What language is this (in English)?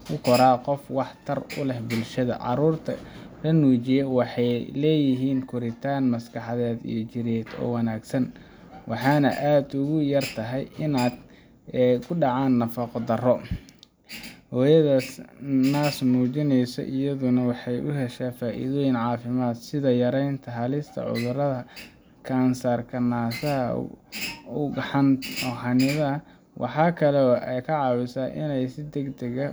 Somali